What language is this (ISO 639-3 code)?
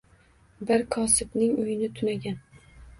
uzb